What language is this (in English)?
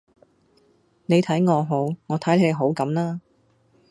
Cantonese